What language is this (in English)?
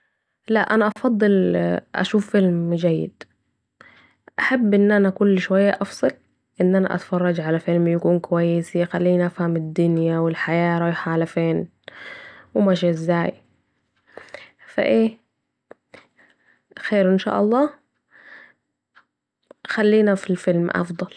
Saidi Arabic